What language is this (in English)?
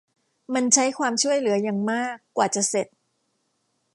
Thai